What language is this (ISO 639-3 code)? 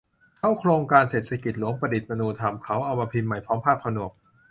tha